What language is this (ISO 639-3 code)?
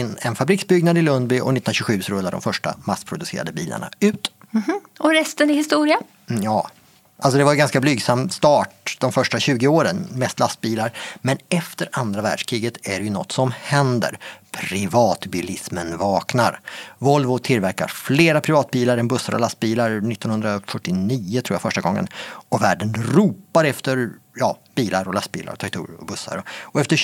swe